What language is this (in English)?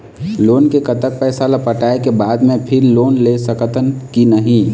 Chhattisgarhi